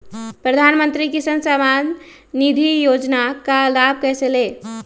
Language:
Magahi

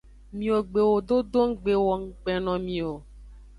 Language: Aja (Benin)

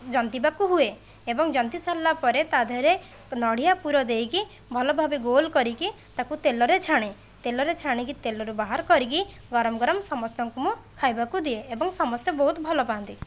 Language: Odia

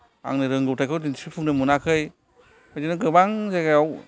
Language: Bodo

